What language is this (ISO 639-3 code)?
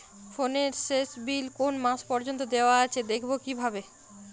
ben